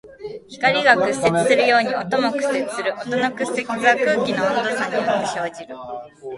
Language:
Japanese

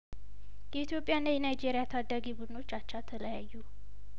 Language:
Amharic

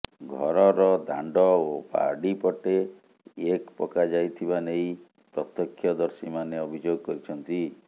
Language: Odia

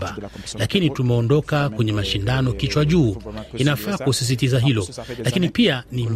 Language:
Swahili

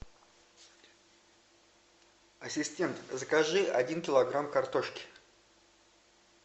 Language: Russian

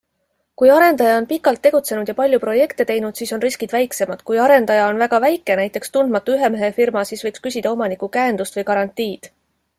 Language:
Estonian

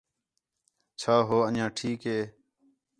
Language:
Khetrani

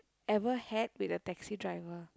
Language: English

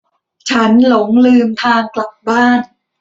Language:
Thai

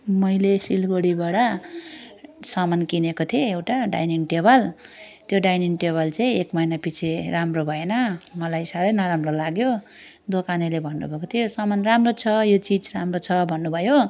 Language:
Nepali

